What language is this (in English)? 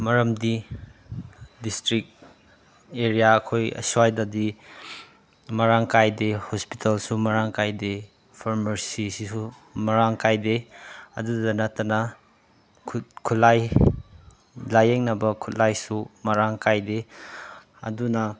Manipuri